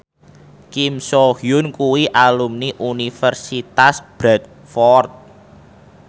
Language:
Javanese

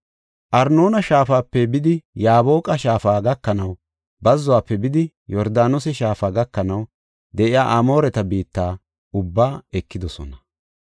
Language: Gofa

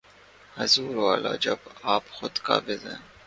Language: Urdu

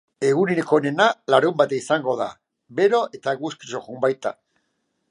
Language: Basque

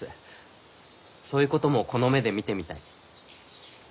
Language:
Japanese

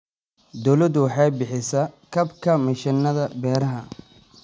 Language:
Somali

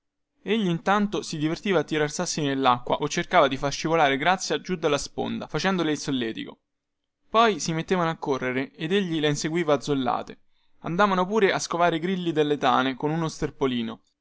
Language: Italian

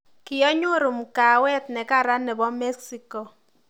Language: Kalenjin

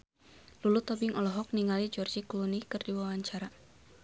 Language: Sundanese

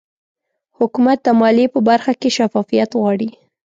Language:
Pashto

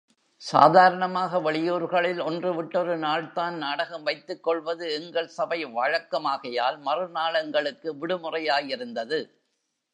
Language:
Tamil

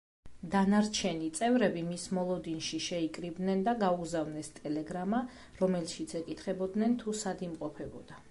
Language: Georgian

